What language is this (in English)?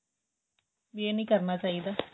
Punjabi